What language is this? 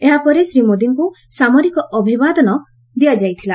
Odia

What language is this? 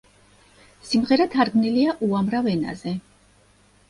Georgian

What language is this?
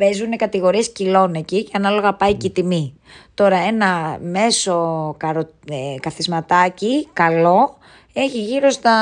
Greek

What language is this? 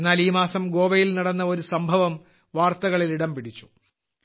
Malayalam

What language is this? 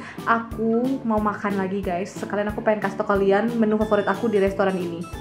Indonesian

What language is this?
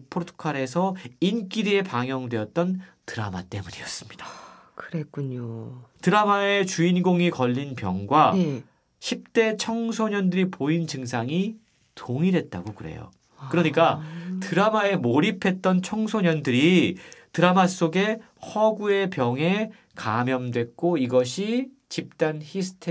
Korean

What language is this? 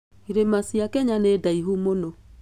Kikuyu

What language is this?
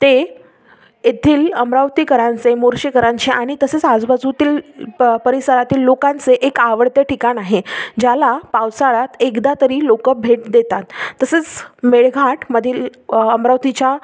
Marathi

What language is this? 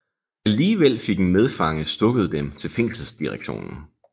Danish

